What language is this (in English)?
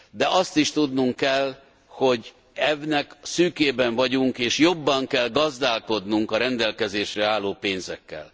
Hungarian